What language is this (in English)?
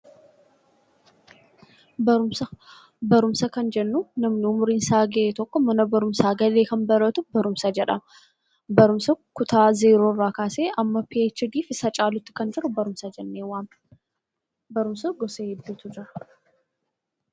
Oromo